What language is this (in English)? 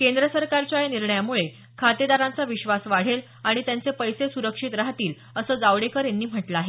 Marathi